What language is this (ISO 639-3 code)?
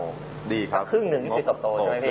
tha